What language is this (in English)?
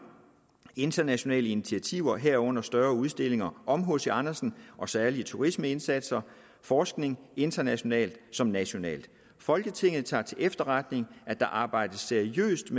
Danish